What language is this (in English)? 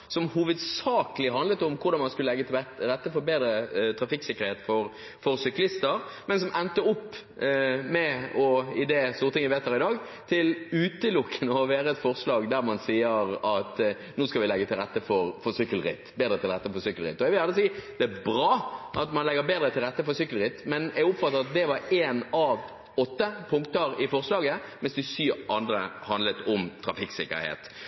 Norwegian Bokmål